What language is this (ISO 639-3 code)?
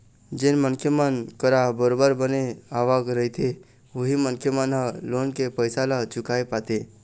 hne